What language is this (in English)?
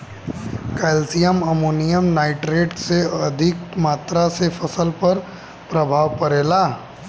Bhojpuri